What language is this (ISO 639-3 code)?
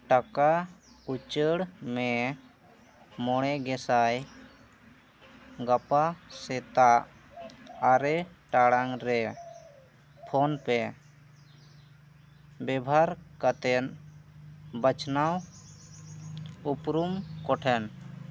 sat